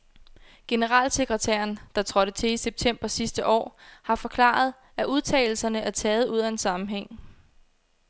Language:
Danish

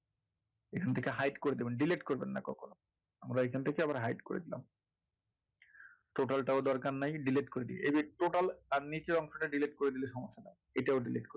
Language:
Bangla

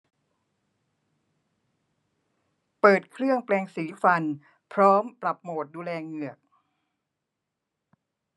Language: Thai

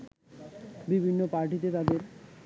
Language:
Bangla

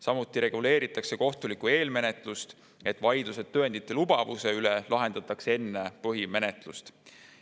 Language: Estonian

